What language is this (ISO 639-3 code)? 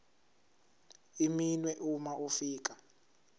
zul